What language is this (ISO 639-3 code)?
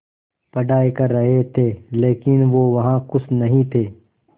hin